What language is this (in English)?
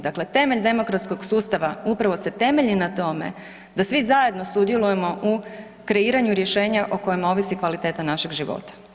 Croatian